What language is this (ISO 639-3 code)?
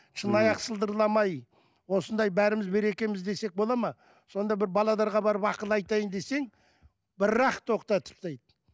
kaz